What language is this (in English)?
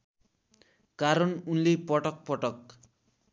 Nepali